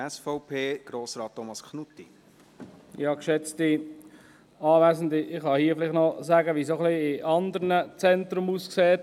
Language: Swiss German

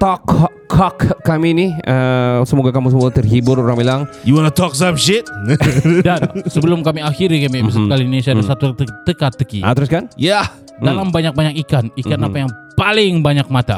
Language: Malay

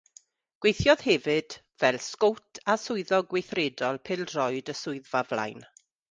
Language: Welsh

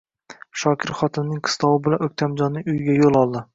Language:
Uzbek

